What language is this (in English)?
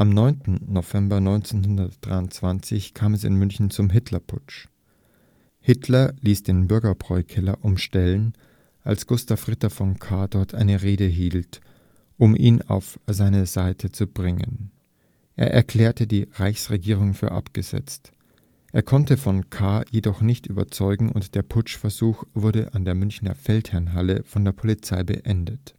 German